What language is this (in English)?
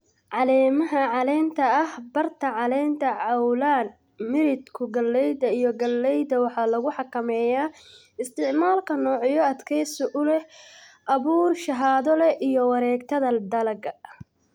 Somali